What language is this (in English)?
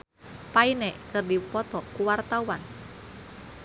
Sundanese